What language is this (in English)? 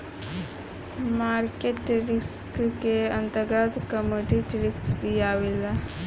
Bhojpuri